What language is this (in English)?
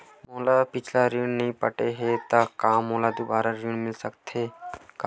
Chhattisgarhi